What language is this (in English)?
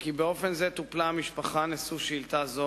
Hebrew